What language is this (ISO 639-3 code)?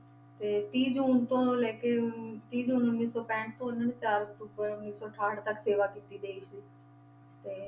pan